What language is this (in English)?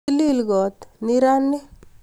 Kalenjin